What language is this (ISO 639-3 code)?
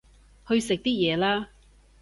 yue